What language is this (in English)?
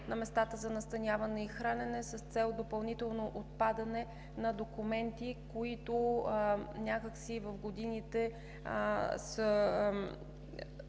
Bulgarian